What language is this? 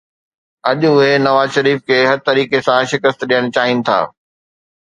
Sindhi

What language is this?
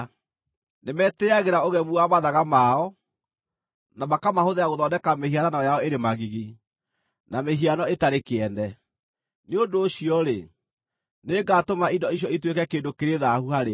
Kikuyu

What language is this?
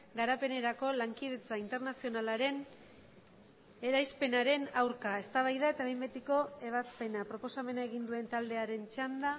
Basque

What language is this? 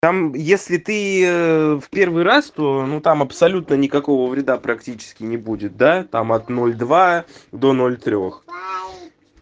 Russian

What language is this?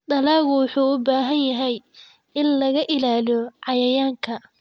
Somali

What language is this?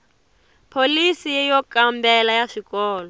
Tsonga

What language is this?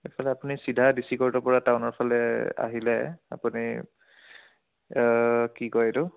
Assamese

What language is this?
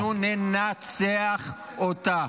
Hebrew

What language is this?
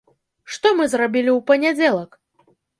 Belarusian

